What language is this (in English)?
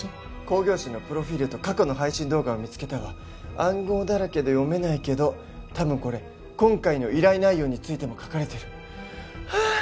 Japanese